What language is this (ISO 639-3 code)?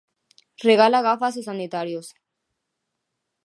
glg